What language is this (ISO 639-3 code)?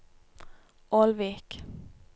nor